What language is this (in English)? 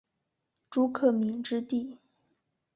Chinese